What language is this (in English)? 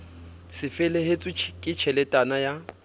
Southern Sotho